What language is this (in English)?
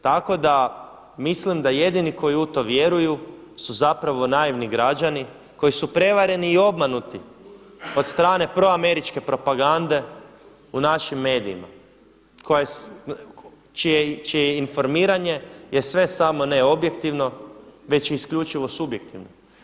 Croatian